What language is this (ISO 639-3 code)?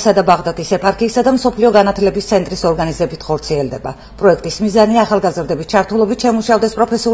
ron